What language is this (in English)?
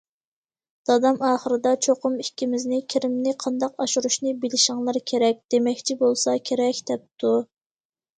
Uyghur